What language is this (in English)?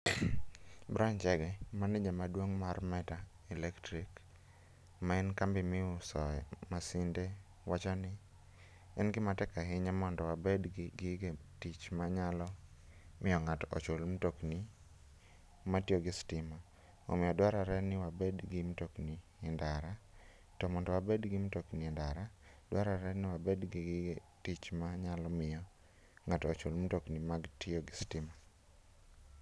Luo (Kenya and Tanzania)